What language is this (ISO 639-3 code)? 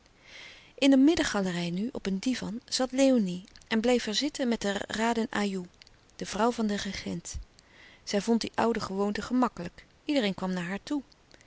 nld